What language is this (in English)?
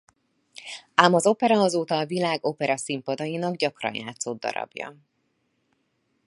Hungarian